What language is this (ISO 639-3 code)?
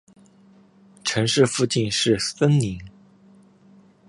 zho